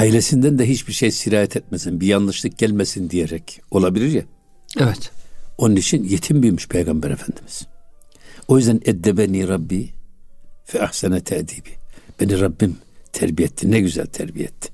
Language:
Turkish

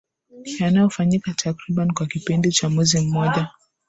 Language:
Swahili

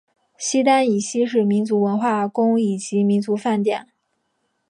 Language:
Chinese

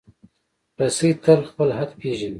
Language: Pashto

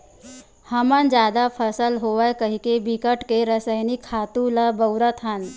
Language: Chhattisgarhi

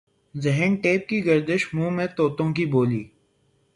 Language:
Urdu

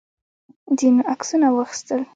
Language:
Pashto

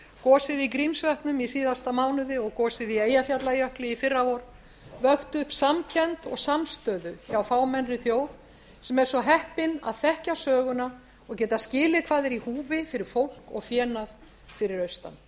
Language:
Icelandic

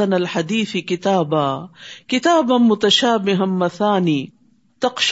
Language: Urdu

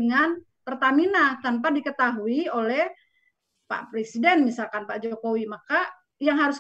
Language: Indonesian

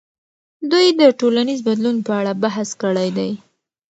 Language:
Pashto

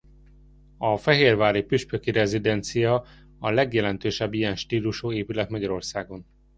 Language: Hungarian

